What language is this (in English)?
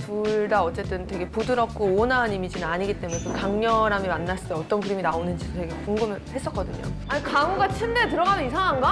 Korean